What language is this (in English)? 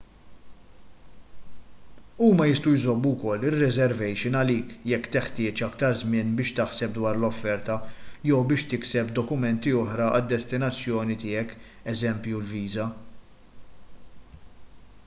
Maltese